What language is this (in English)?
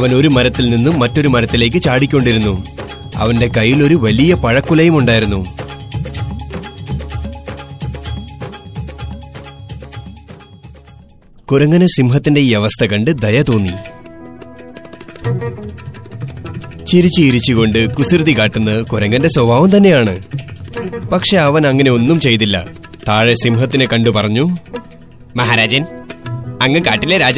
Malayalam